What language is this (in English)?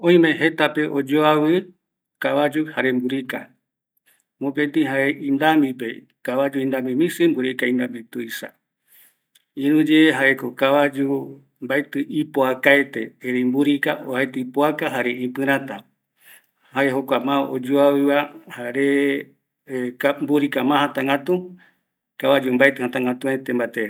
Eastern Bolivian Guaraní